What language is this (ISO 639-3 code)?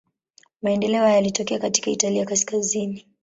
swa